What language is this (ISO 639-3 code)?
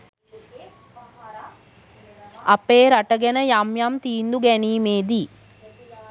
sin